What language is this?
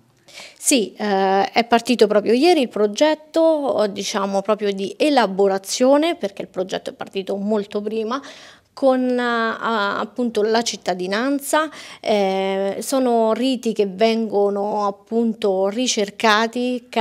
Italian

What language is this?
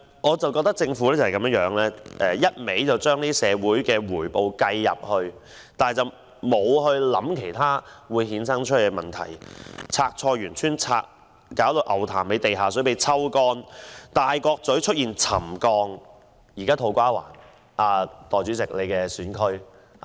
Cantonese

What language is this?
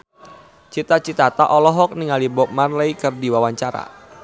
Sundanese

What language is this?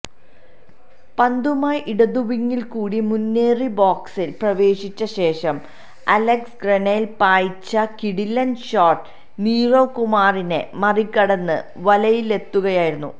Malayalam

